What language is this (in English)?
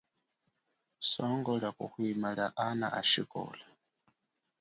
Chokwe